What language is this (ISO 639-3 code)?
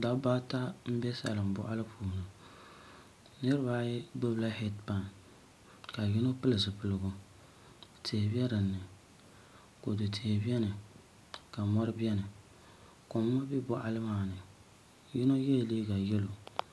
dag